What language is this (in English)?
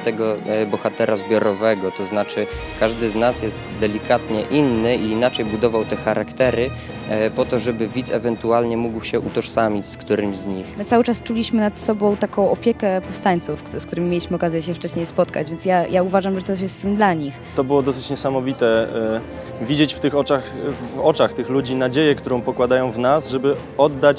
Polish